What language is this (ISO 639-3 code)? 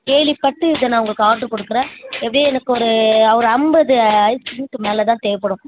tam